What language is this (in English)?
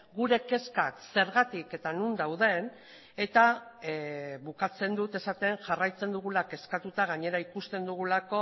Basque